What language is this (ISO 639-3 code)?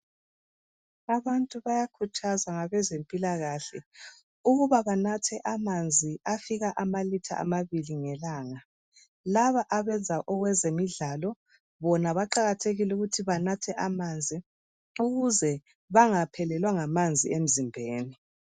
nde